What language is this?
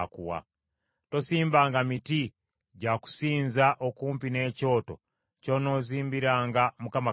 Ganda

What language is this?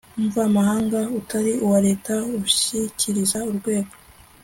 Kinyarwanda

